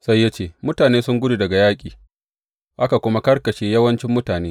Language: Hausa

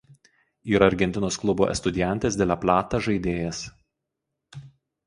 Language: Lithuanian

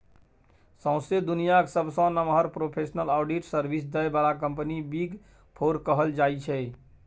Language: Maithili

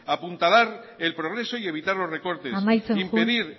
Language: Spanish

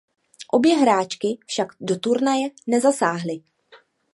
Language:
Czech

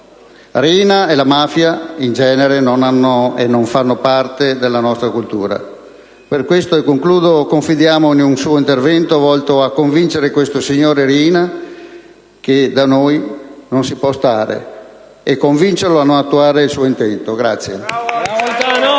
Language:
Italian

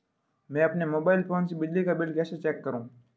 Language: Hindi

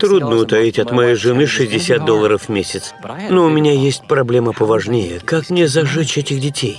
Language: Russian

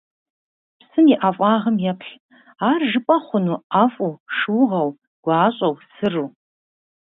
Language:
Kabardian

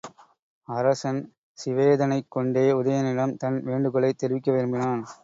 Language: Tamil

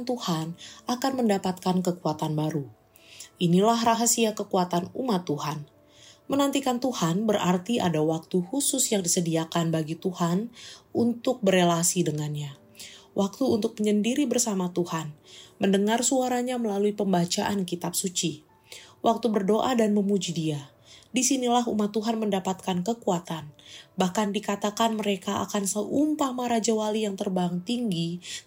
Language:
Indonesian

